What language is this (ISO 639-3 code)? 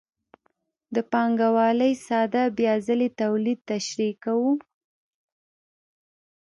pus